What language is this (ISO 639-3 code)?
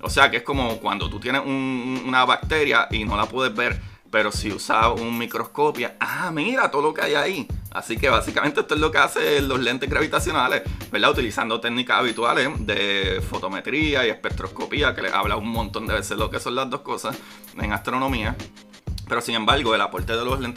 spa